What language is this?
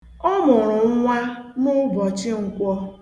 Igbo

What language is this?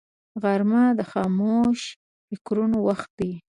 Pashto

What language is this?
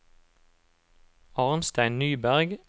Norwegian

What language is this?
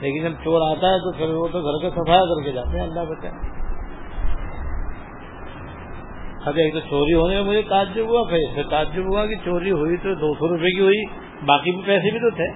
Urdu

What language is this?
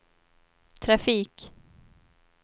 Swedish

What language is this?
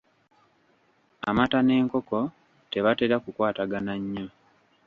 Ganda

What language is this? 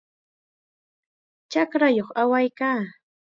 Chiquián Ancash Quechua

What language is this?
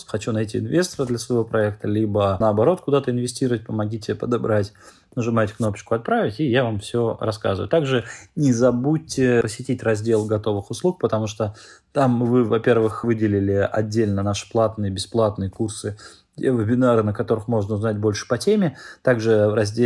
Russian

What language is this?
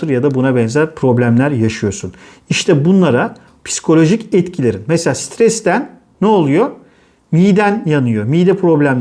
Turkish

